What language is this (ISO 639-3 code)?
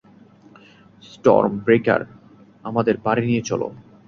ben